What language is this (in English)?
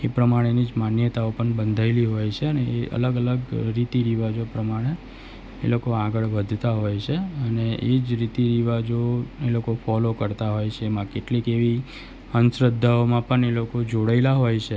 Gujarati